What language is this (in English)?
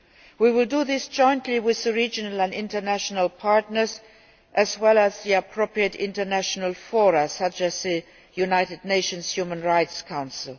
English